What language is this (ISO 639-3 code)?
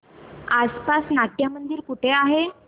mar